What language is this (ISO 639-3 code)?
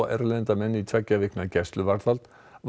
isl